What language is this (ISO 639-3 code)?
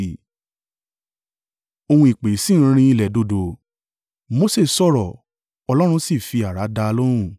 yor